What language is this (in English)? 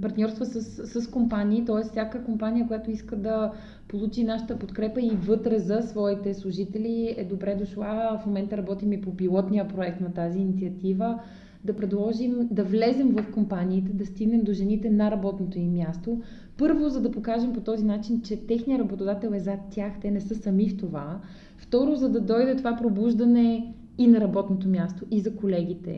Bulgarian